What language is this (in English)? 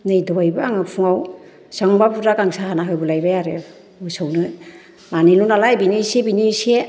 Bodo